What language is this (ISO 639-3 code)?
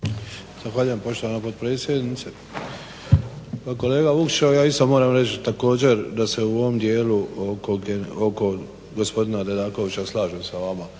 hrv